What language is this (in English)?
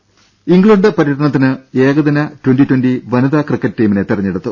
Malayalam